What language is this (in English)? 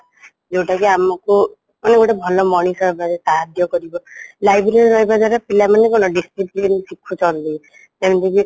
Odia